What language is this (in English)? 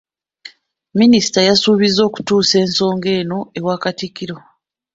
Ganda